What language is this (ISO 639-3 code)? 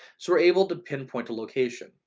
eng